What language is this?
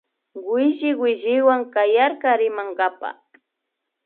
Imbabura Highland Quichua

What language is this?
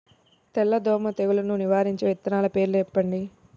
Telugu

